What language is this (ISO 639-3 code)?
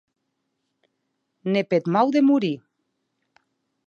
oci